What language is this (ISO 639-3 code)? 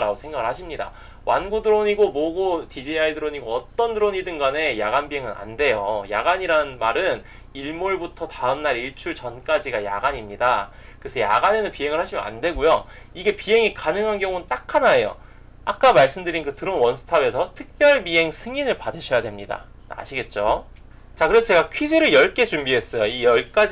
kor